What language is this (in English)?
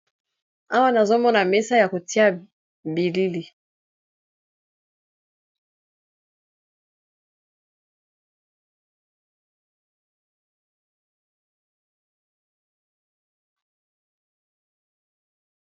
Lingala